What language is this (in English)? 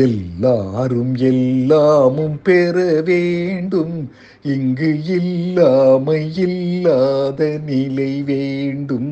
Tamil